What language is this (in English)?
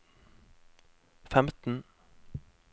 Norwegian